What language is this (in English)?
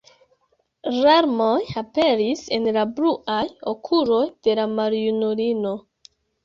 Esperanto